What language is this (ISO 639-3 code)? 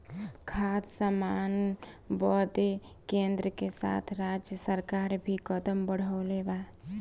bho